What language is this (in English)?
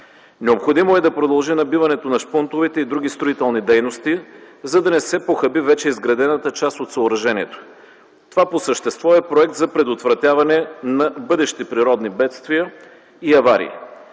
Bulgarian